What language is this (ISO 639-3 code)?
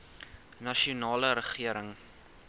afr